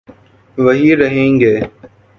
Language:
Urdu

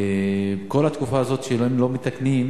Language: Hebrew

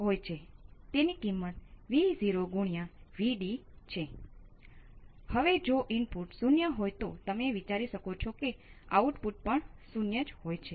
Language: Gujarati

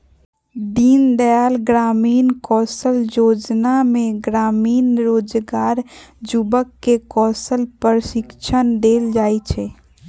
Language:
Magahi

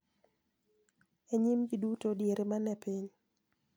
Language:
Luo (Kenya and Tanzania)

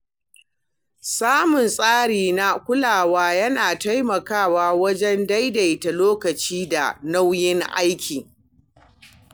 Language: Hausa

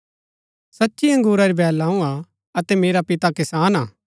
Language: Gaddi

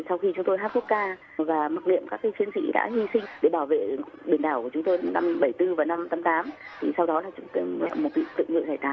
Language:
Vietnamese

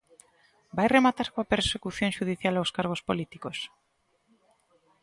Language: Galician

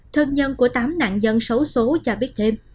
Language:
Vietnamese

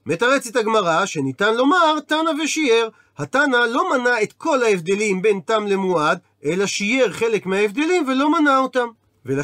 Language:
Hebrew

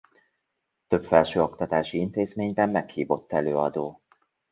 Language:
Hungarian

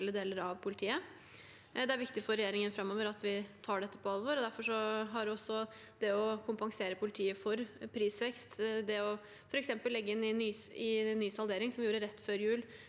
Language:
Norwegian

